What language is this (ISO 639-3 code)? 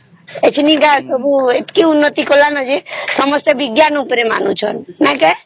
ori